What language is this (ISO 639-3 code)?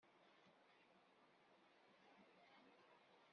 kab